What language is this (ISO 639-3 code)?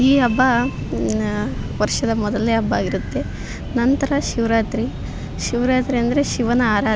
kan